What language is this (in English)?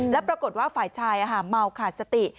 Thai